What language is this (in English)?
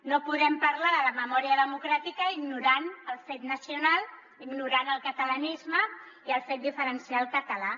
Catalan